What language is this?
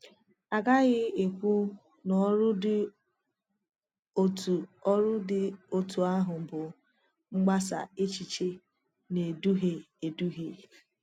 Igbo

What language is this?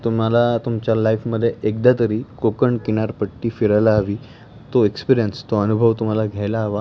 Marathi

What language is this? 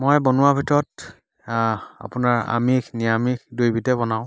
Assamese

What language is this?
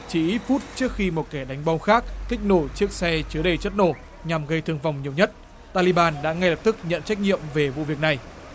Vietnamese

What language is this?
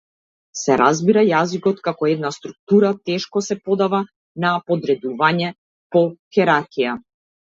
Macedonian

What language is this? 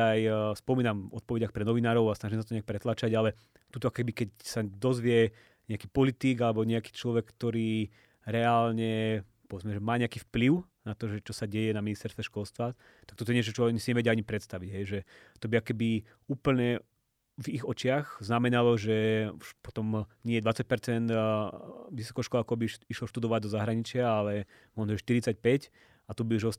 Slovak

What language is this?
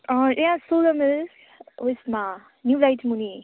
Nepali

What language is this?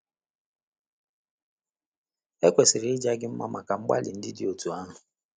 Igbo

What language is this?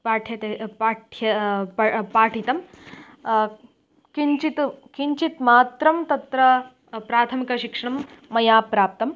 Sanskrit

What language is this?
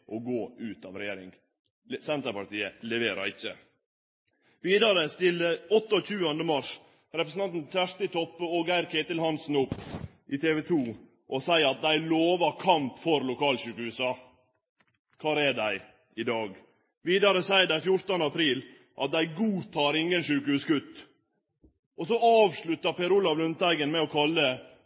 Norwegian Nynorsk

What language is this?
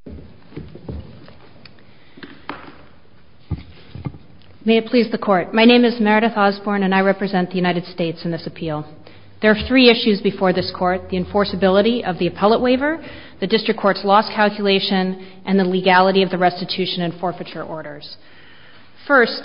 English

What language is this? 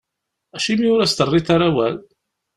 Kabyle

